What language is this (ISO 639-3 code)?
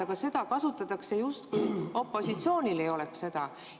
est